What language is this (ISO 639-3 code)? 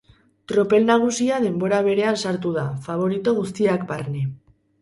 eus